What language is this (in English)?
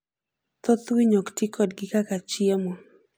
Luo (Kenya and Tanzania)